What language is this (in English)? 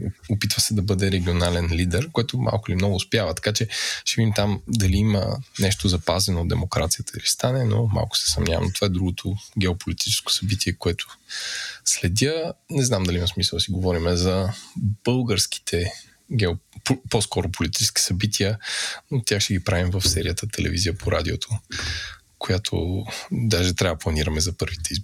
Bulgarian